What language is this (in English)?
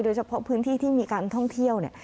Thai